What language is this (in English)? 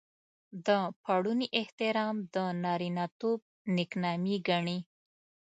Pashto